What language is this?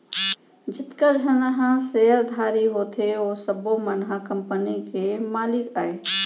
Chhattisgarhi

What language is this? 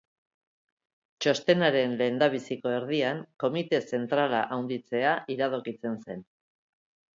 Basque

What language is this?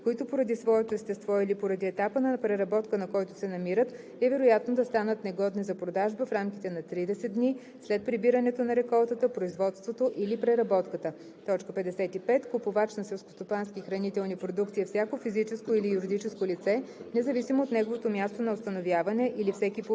Bulgarian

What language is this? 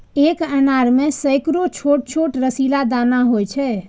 Maithili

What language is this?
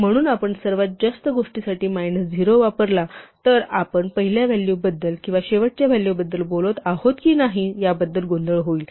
Marathi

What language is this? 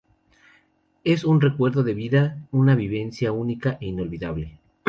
Spanish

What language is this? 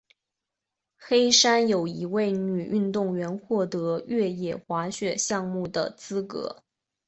Chinese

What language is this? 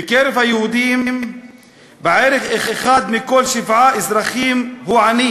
Hebrew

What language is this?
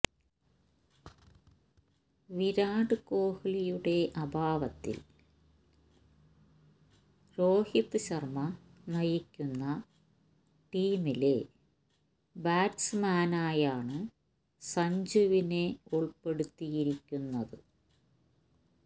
Malayalam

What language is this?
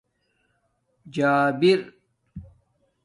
Domaaki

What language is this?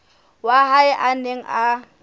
Southern Sotho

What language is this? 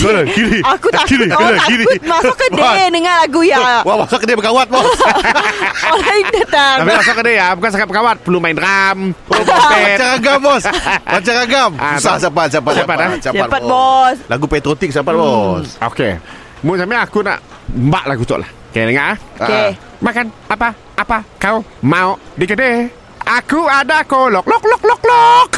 Malay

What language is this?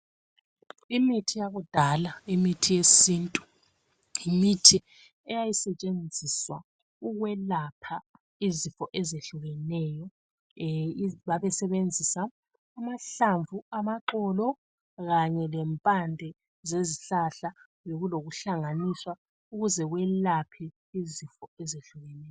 North Ndebele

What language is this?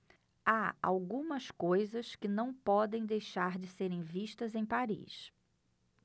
Portuguese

